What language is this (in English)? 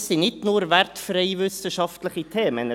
Swiss German